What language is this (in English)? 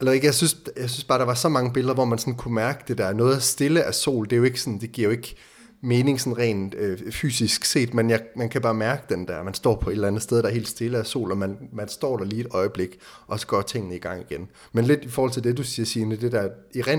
Danish